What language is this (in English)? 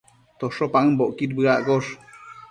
Matsés